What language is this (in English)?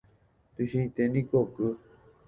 Guarani